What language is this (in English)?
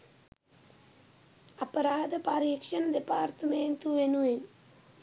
Sinhala